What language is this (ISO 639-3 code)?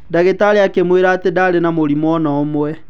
kik